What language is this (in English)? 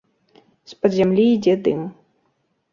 Belarusian